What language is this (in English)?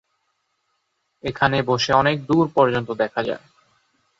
Bangla